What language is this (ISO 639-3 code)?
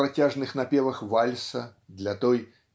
rus